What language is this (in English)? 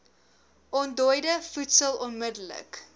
Afrikaans